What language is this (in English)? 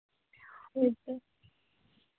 Santali